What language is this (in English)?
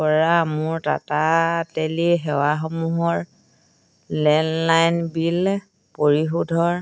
Assamese